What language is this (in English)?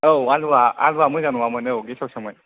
Bodo